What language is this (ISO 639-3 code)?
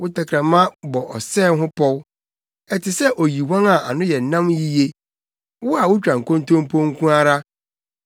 aka